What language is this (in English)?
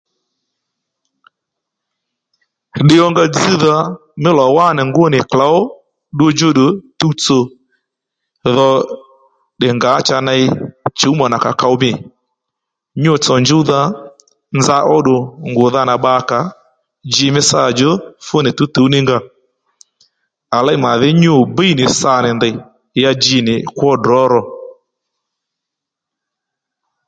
Lendu